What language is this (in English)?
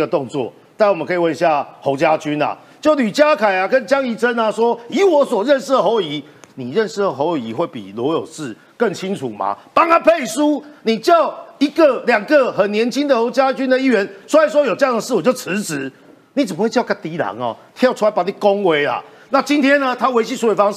Chinese